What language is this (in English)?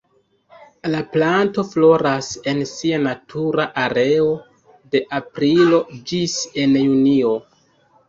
Esperanto